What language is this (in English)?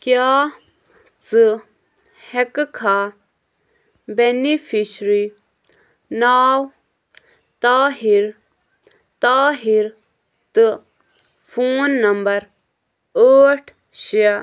Kashmiri